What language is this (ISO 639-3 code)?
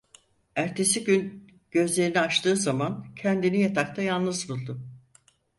tur